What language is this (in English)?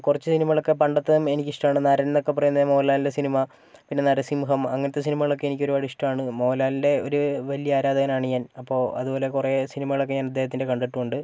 Malayalam